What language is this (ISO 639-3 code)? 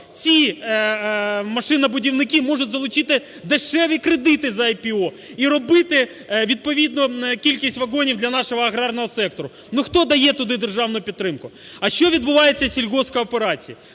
ukr